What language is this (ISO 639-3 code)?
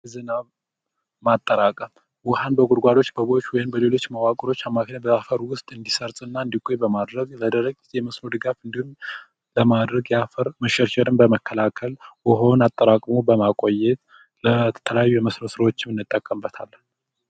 amh